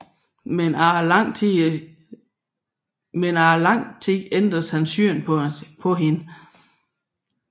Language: Danish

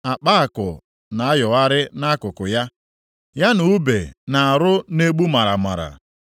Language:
Igbo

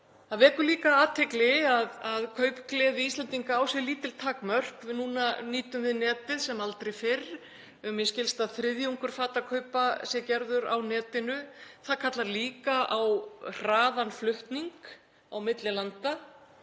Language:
Icelandic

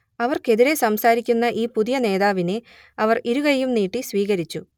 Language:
Malayalam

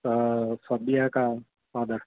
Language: Urdu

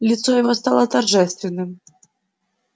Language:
Russian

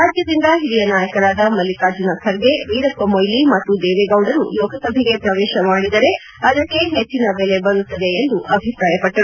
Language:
Kannada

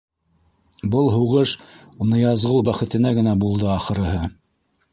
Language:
Bashkir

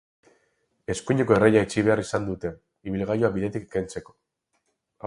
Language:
Basque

